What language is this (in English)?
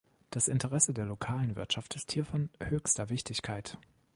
German